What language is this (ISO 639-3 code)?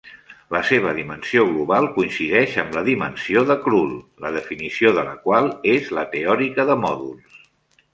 cat